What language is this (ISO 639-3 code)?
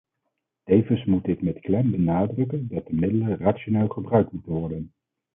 nld